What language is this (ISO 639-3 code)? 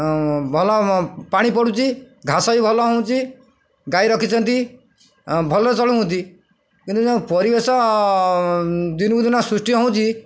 ori